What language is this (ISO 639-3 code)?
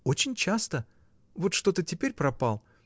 rus